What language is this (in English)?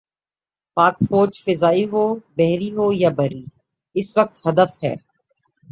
Urdu